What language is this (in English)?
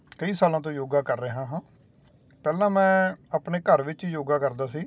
Punjabi